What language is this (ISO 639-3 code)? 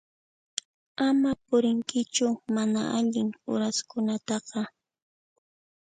qxp